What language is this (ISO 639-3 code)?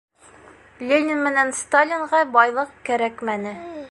bak